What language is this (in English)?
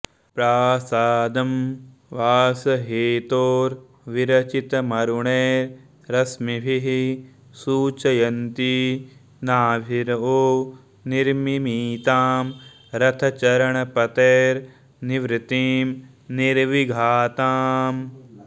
Sanskrit